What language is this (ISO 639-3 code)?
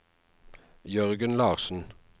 nor